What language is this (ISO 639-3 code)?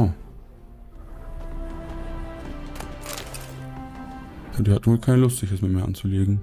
deu